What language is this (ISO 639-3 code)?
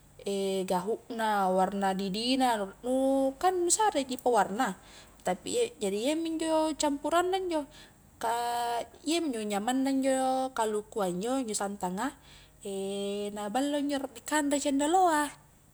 kjk